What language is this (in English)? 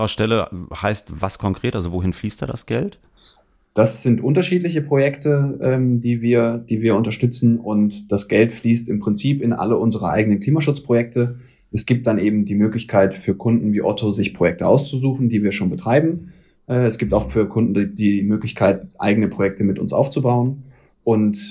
German